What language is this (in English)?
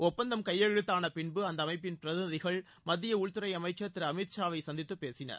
Tamil